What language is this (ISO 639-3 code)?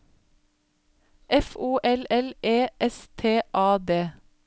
nor